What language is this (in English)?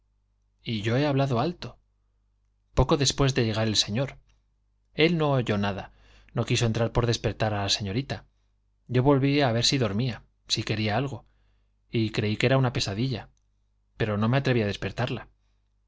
Spanish